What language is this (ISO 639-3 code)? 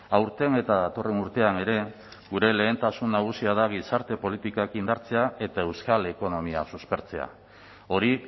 eus